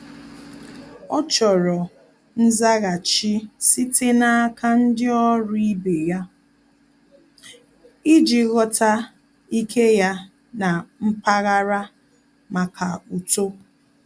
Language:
Igbo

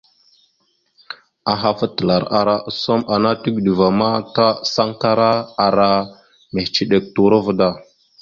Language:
Mada (Cameroon)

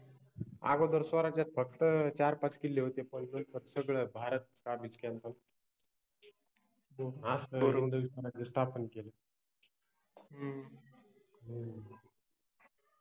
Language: Marathi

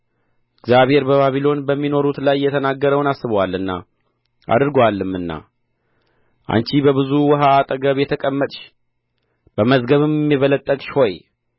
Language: Amharic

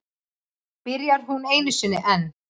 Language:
Icelandic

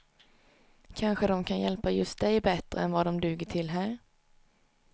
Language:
Swedish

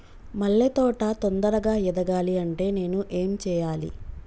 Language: Telugu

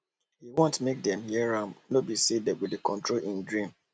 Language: Nigerian Pidgin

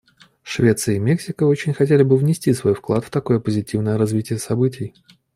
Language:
Russian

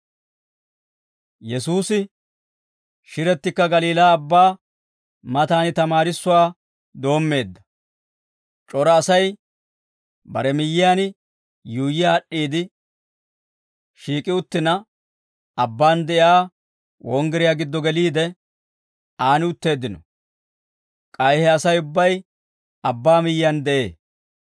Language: Dawro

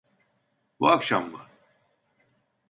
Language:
Turkish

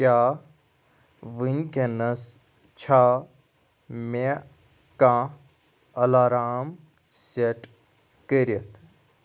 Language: Kashmiri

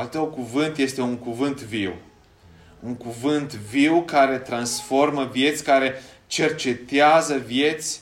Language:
Romanian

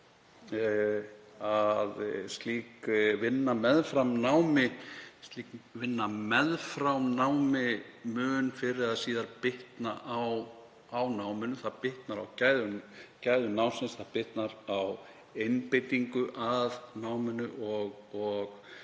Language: Icelandic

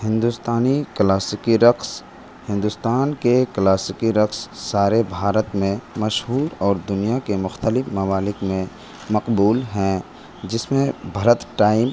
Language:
Urdu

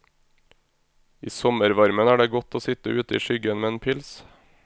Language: Norwegian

